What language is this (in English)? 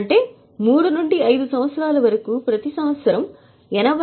Telugu